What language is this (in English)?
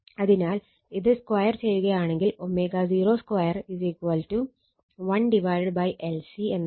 Malayalam